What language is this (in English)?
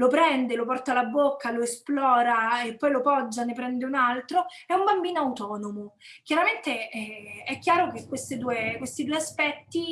Italian